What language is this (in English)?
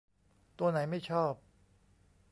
Thai